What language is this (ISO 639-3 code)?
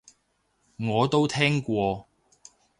yue